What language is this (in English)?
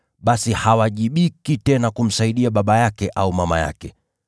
Swahili